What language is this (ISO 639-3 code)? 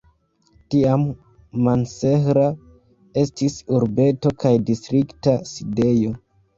epo